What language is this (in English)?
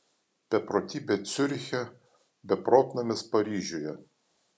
Lithuanian